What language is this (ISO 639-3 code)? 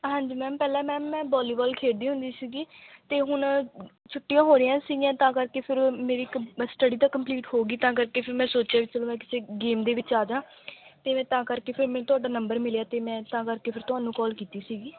pan